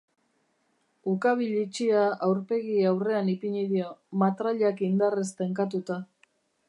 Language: Basque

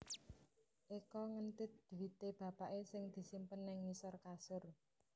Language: Javanese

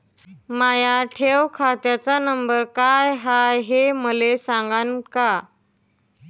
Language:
Marathi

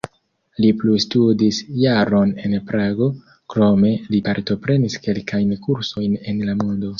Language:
Esperanto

